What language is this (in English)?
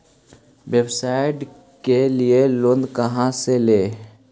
Magahi